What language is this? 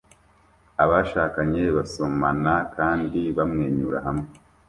Kinyarwanda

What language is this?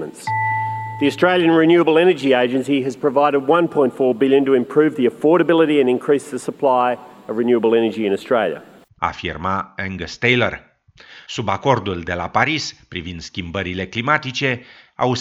Romanian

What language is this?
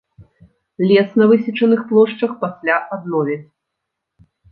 Belarusian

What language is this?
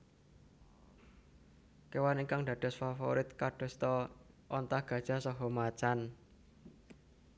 Javanese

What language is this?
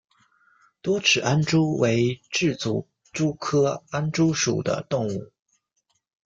Chinese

